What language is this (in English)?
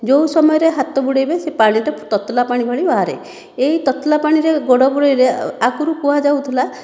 Odia